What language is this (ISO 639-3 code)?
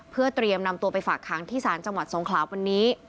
tha